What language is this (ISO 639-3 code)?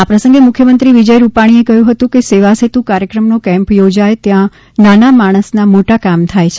guj